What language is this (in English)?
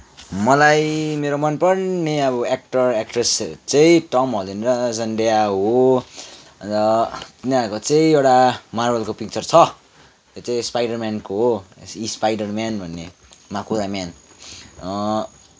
Nepali